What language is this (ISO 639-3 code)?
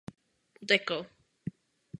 ces